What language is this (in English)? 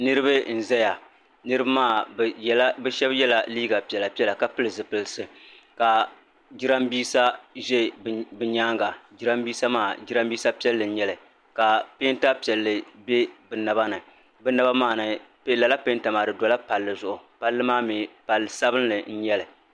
Dagbani